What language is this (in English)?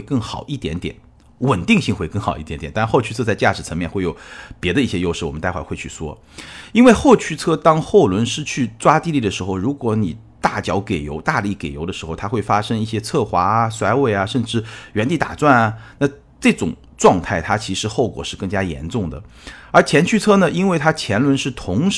Chinese